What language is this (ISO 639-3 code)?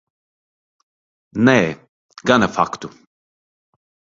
lav